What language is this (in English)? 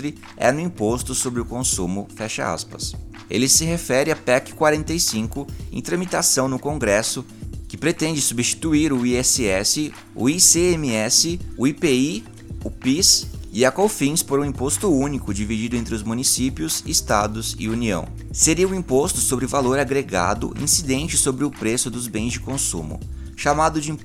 Portuguese